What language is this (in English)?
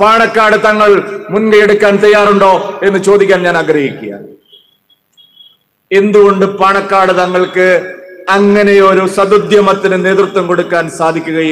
Hindi